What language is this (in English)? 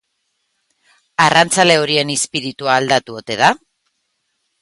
Basque